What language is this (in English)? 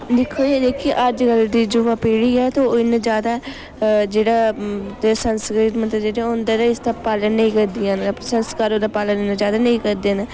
Dogri